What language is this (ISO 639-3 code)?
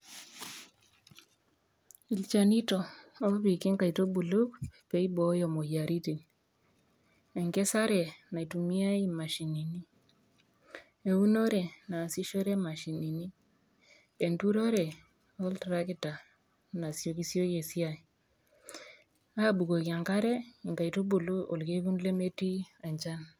mas